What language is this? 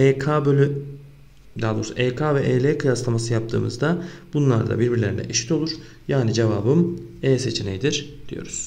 Turkish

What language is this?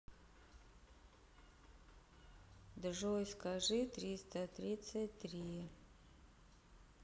Russian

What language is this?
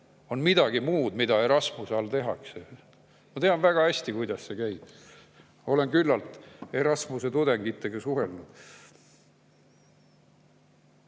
Estonian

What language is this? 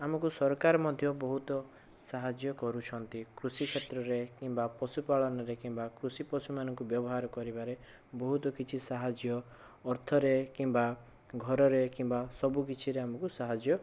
Odia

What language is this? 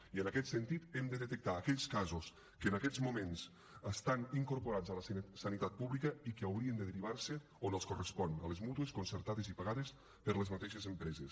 Catalan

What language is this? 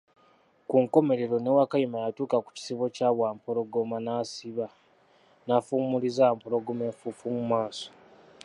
Ganda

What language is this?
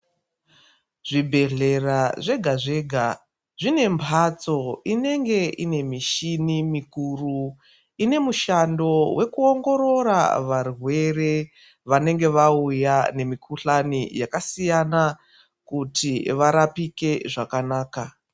Ndau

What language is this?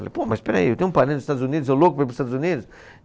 Portuguese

